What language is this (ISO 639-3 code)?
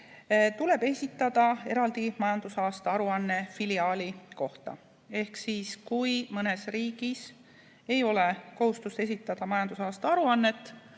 est